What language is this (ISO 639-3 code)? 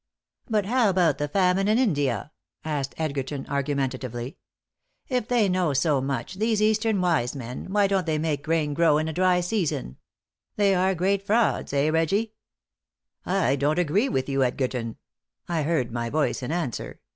eng